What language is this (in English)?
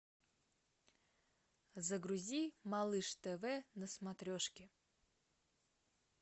Russian